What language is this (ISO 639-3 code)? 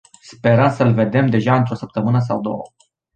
ron